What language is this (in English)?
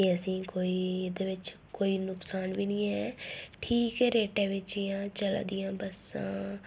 Dogri